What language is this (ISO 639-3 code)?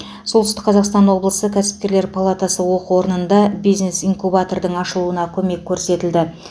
kaz